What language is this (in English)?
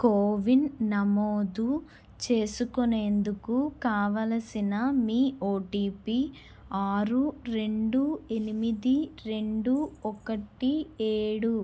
Telugu